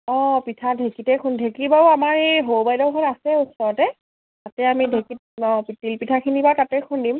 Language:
Assamese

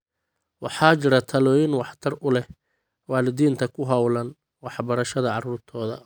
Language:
Somali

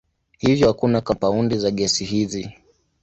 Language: Swahili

